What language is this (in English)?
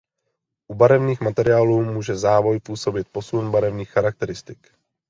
Czech